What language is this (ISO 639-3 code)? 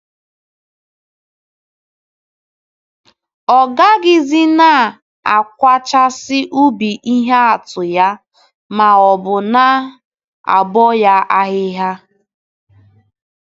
ibo